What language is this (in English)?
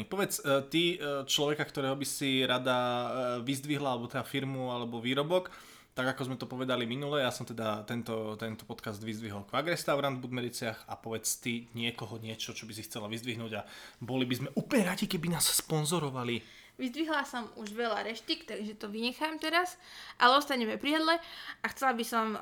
Slovak